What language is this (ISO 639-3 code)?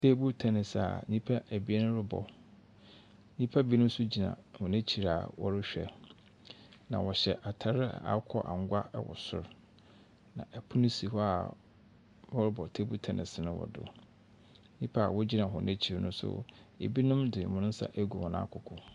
aka